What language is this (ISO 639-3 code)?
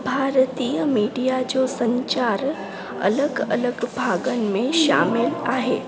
snd